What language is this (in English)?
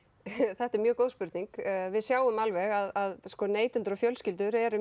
Icelandic